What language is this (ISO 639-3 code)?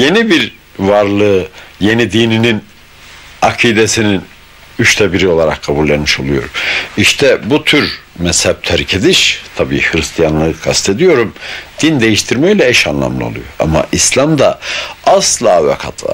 tur